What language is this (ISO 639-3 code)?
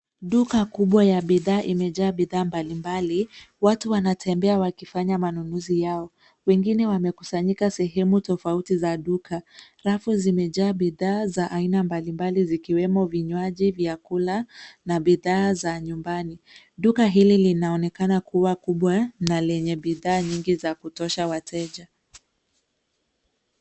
swa